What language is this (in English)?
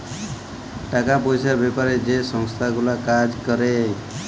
Bangla